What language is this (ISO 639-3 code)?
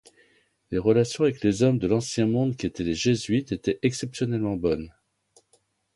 fra